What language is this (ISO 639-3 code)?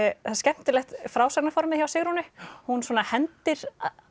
isl